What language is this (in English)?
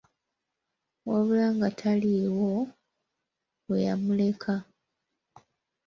Ganda